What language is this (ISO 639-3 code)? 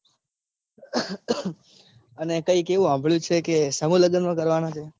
guj